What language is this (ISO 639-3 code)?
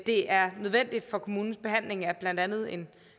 dan